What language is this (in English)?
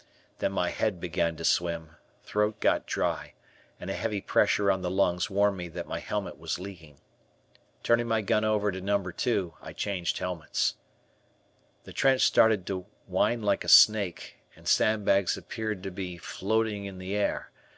English